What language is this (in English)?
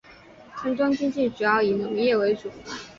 Chinese